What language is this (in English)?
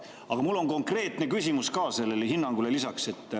Estonian